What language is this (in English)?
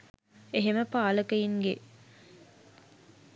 Sinhala